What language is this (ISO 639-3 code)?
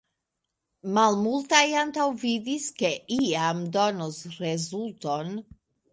epo